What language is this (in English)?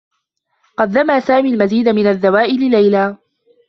Arabic